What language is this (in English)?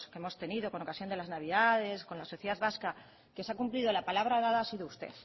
Spanish